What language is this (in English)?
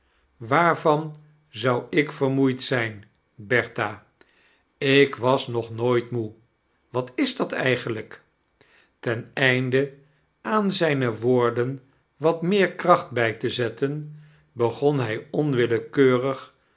Dutch